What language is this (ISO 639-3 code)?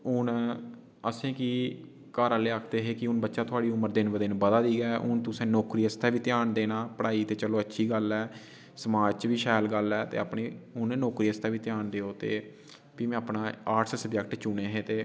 doi